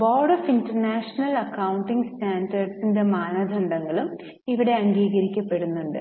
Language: Malayalam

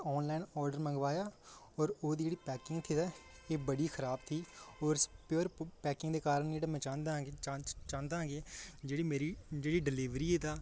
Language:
Dogri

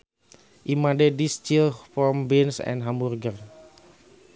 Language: Sundanese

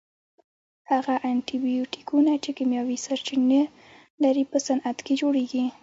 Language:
Pashto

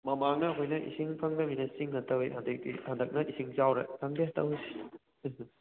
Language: Manipuri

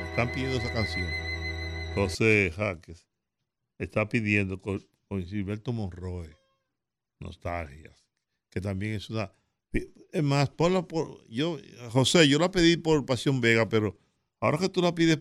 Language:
Spanish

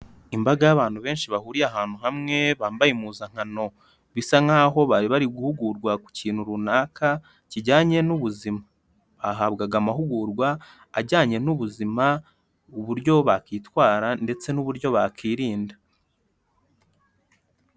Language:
Kinyarwanda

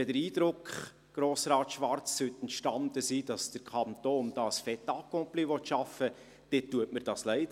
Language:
Swiss German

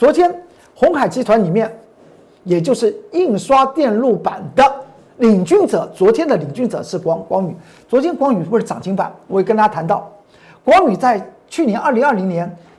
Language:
Chinese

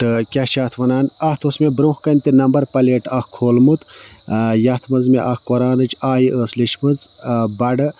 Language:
Kashmiri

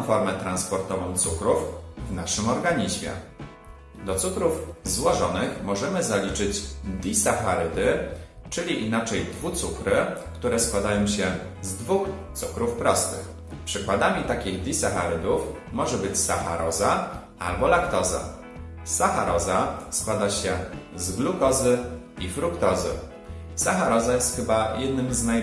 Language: Polish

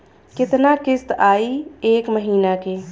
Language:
Bhojpuri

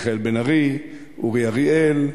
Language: Hebrew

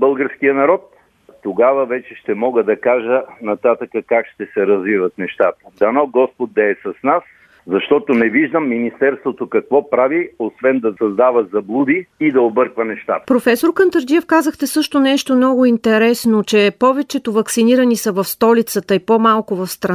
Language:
Bulgarian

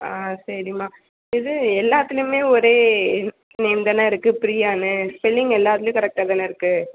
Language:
Tamil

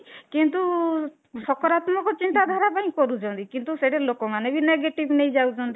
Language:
Odia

